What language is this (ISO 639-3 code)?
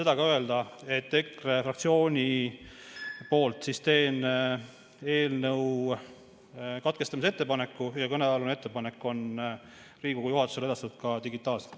est